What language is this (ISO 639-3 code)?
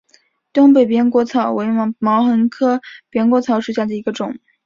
zho